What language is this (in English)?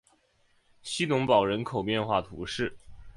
Chinese